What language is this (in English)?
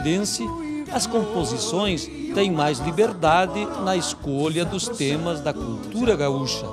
Portuguese